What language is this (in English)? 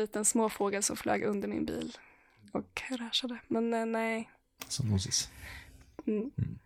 Swedish